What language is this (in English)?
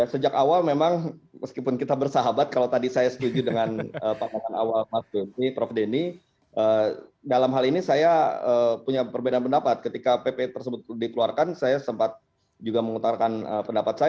Indonesian